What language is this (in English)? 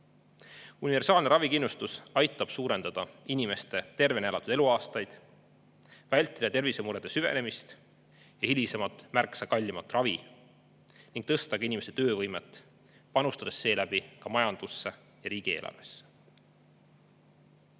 Estonian